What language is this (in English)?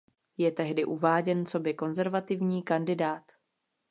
Czech